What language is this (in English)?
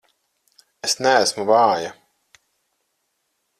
Latvian